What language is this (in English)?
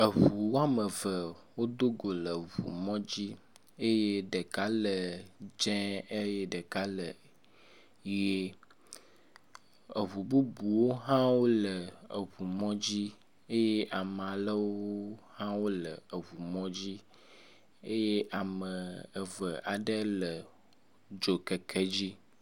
Ewe